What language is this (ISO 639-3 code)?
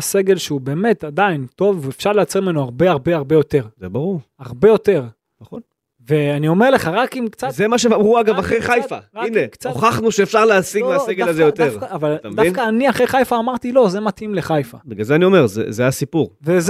heb